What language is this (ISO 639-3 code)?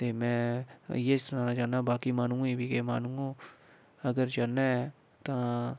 doi